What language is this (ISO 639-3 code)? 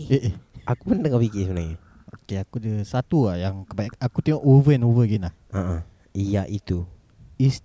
msa